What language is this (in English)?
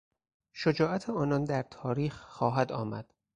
Persian